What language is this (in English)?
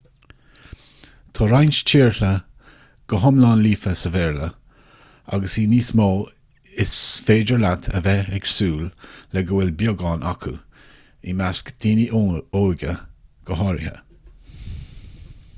Irish